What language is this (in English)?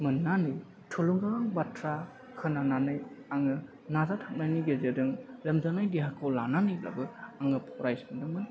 Bodo